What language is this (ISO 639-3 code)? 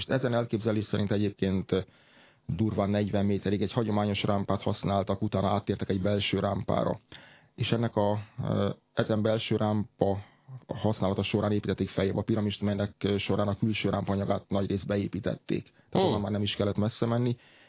hun